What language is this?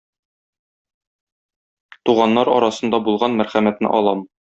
Tatar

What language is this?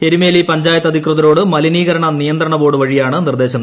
Malayalam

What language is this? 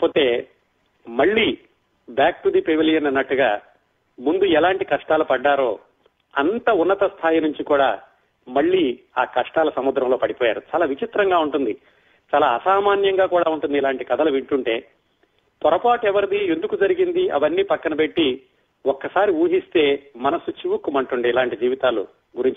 Telugu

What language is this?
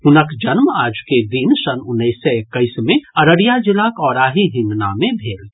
Maithili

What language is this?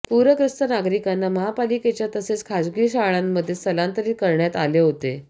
Marathi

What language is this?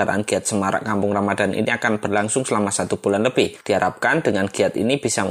Indonesian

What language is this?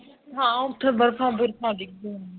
Punjabi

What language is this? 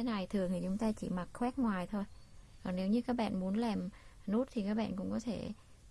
Vietnamese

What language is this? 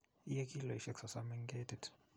Kalenjin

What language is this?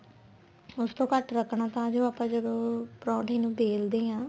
Punjabi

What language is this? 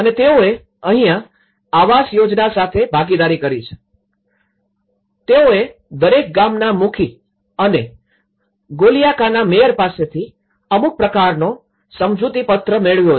Gujarati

